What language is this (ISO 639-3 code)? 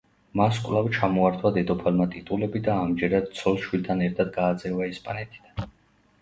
kat